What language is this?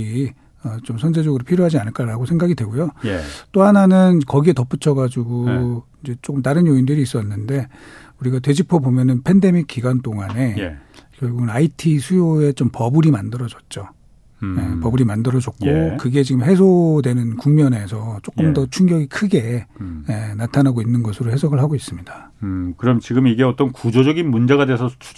Korean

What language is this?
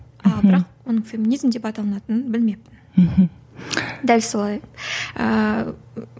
Kazakh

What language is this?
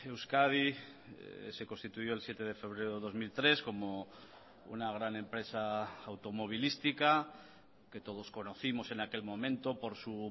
Spanish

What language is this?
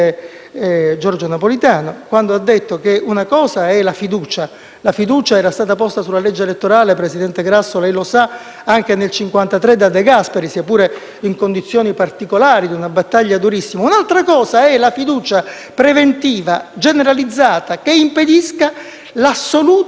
Italian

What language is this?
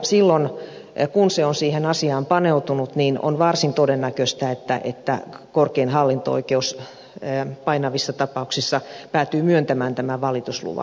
Finnish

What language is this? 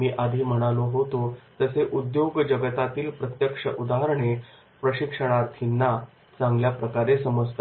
Marathi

